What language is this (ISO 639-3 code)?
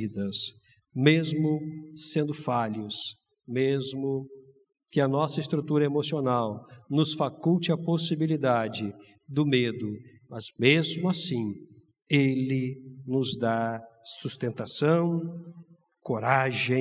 por